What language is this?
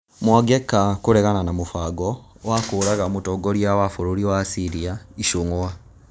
Kikuyu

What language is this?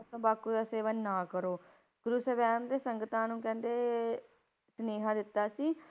Punjabi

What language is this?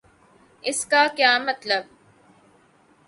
Urdu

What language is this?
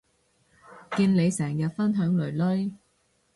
Cantonese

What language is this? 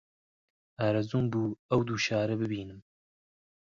Central Kurdish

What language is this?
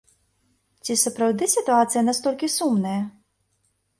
Belarusian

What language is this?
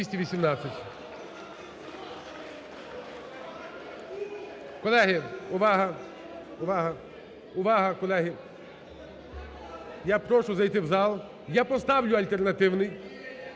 Ukrainian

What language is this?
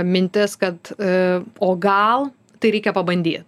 Lithuanian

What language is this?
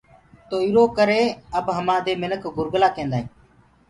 Gurgula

